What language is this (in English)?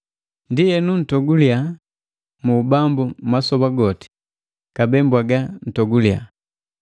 Matengo